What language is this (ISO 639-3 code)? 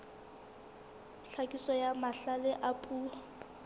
sot